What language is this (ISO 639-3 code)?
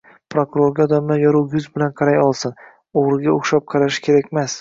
uzb